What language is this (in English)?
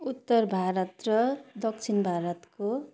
Nepali